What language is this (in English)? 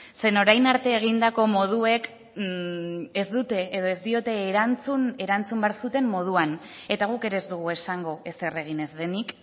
Basque